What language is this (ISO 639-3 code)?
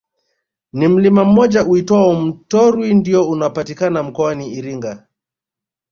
swa